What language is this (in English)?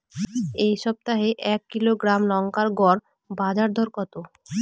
Bangla